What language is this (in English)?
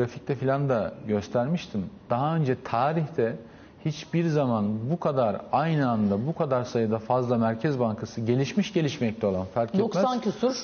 Turkish